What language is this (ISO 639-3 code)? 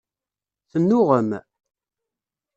kab